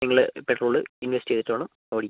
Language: Malayalam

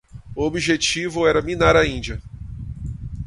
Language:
Portuguese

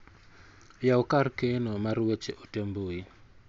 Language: Luo (Kenya and Tanzania)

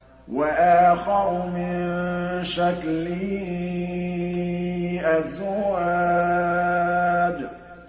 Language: Arabic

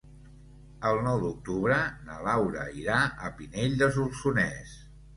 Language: Catalan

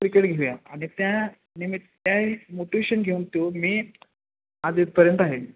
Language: Marathi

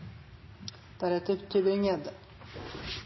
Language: Norwegian Bokmål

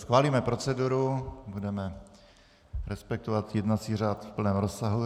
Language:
Czech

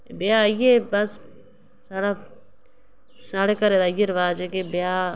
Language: Dogri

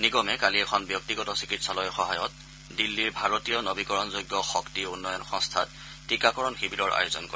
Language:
Assamese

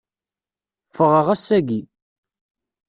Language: Kabyle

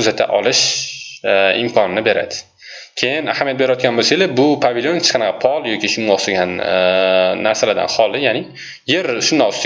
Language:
Turkish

